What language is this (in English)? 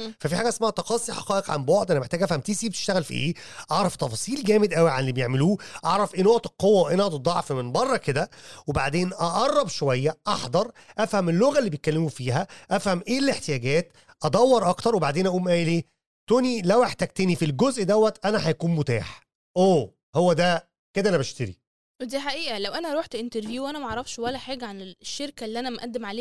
Arabic